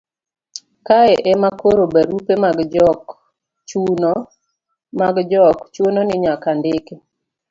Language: Luo (Kenya and Tanzania)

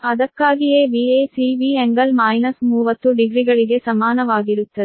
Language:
Kannada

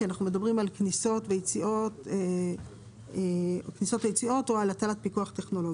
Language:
Hebrew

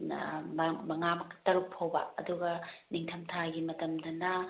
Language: Manipuri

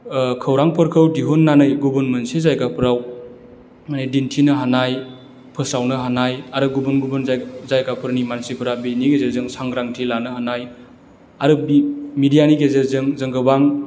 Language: Bodo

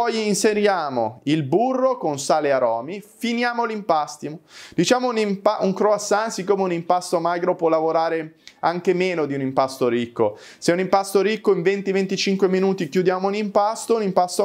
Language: Italian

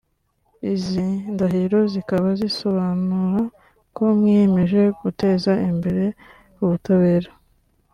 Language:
Kinyarwanda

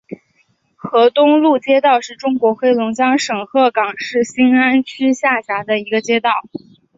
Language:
Chinese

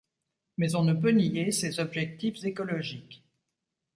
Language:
French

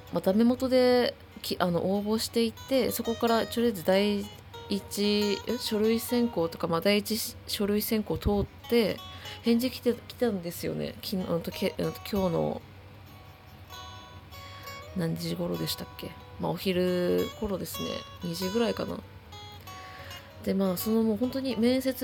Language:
Japanese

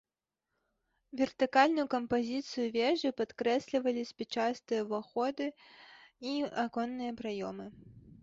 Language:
Belarusian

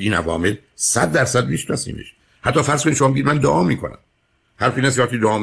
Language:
Persian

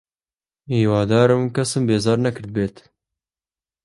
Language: Central Kurdish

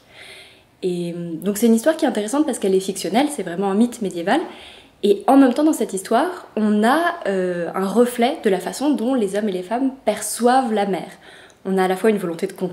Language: French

